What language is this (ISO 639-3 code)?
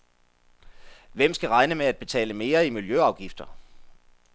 dan